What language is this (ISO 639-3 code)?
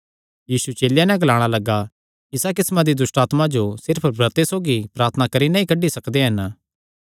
xnr